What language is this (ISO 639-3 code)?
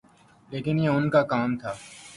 urd